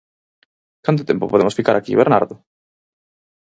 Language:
Galician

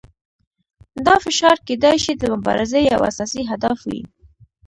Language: Pashto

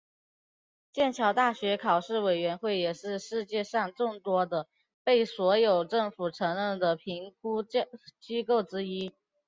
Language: Chinese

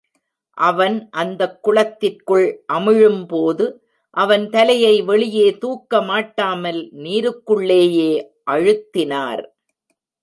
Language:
Tamil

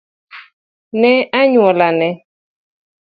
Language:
Luo (Kenya and Tanzania)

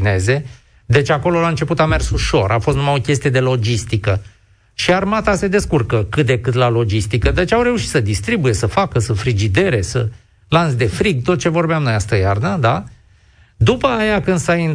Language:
Romanian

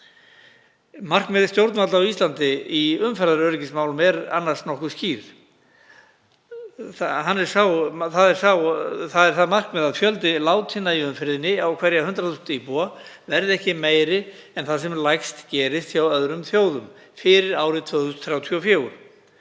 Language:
Icelandic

